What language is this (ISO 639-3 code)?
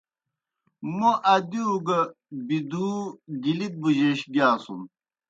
plk